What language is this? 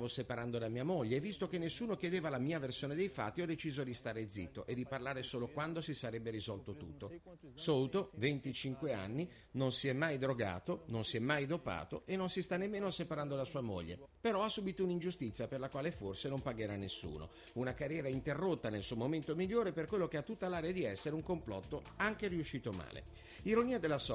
Italian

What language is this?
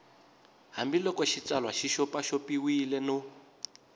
Tsonga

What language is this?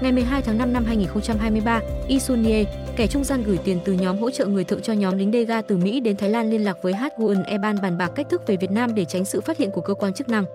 Vietnamese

